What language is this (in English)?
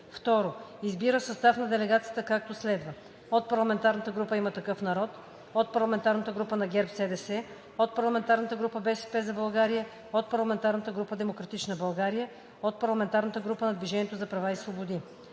Bulgarian